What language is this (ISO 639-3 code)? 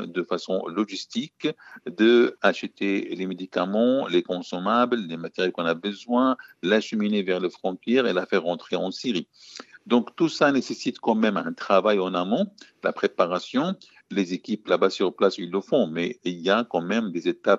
fra